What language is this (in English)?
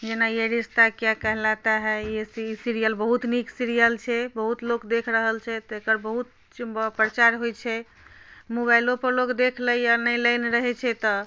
Maithili